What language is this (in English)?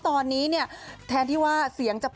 Thai